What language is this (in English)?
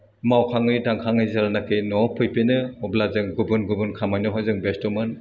Bodo